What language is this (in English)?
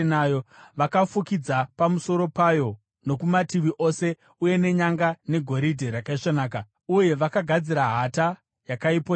Shona